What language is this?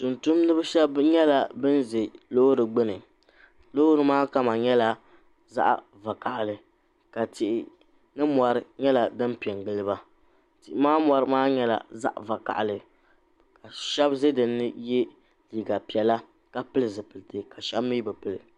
Dagbani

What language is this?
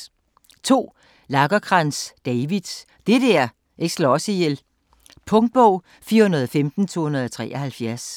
Danish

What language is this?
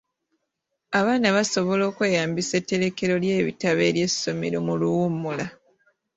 Ganda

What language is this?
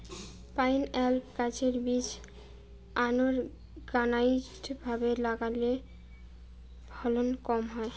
Bangla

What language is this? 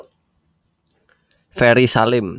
Javanese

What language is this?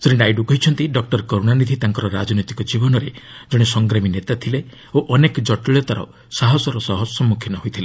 Odia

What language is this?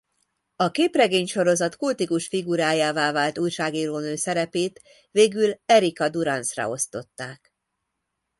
Hungarian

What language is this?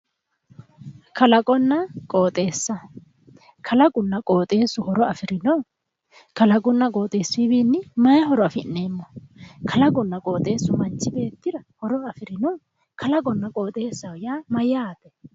Sidamo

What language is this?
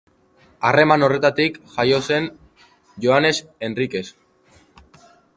Basque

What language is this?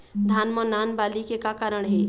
Chhattisgarhi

